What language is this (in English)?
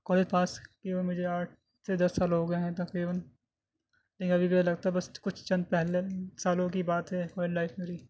Urdu